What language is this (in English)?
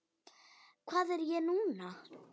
Icelandic